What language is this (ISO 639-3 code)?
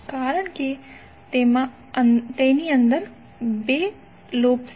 guj